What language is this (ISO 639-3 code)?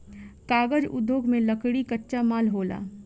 bho